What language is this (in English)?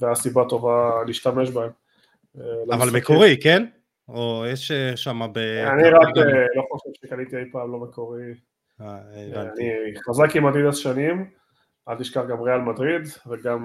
Hebrew